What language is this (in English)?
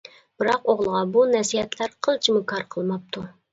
Uyghur